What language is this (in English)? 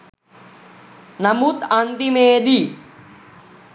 Sinhala